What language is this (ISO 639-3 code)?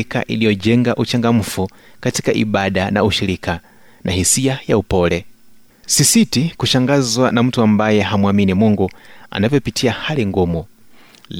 swa